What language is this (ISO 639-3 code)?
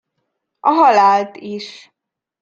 hun